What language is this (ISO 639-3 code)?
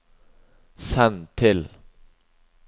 nor